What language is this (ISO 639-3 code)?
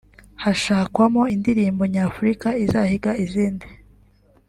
kin